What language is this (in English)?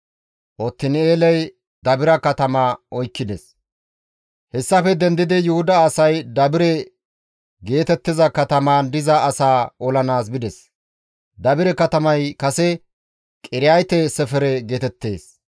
Gamo